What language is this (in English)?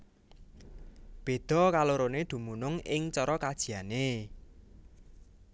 Javanese